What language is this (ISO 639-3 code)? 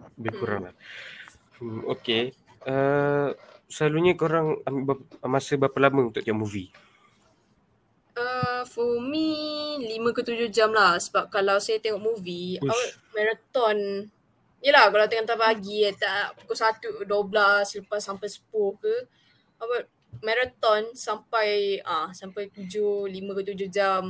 msa